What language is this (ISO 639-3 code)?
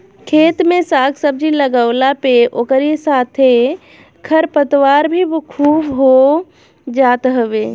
bho